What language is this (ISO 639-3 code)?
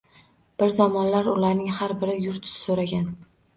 uzb